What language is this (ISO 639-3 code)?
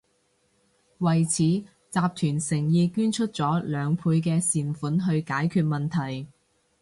yue